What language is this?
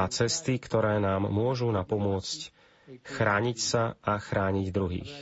Slovak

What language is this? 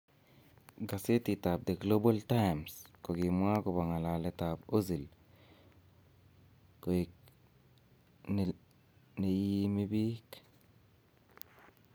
Kalenjin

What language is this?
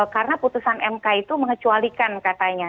Indonesian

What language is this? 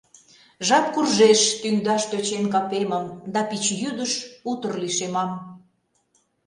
Mari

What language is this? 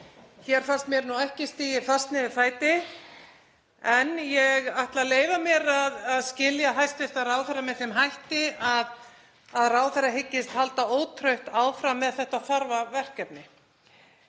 Icelandic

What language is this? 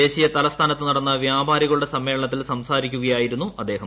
Malayalam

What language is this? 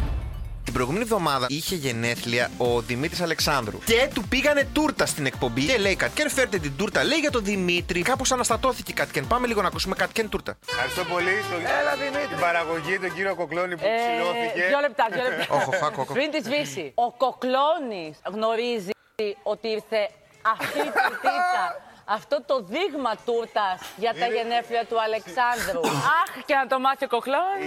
Greek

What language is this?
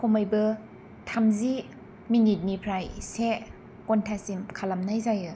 Bodo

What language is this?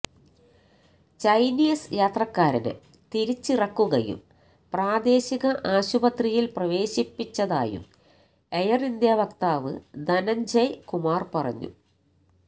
Malayalam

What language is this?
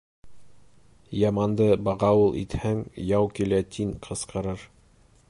Bashkir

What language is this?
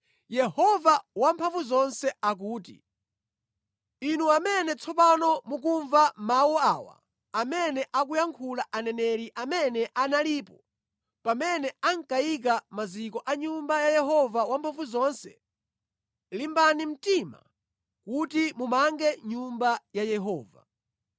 Nyanja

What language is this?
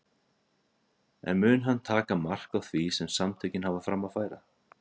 Icelandic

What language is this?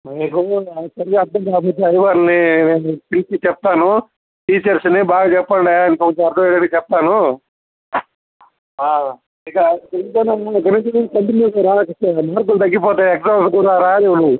Telugu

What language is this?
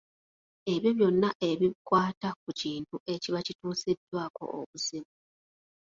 Ganda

